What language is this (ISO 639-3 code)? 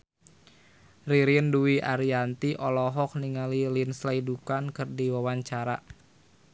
sun